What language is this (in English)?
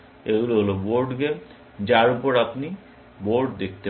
Bangla